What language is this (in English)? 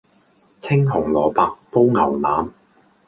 Cantonese